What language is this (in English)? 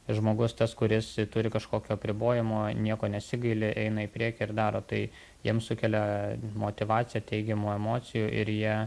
Lithuanian